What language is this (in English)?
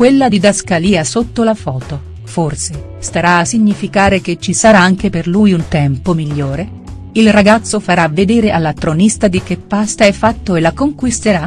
Italian